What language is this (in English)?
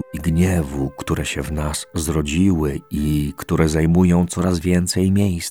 Polish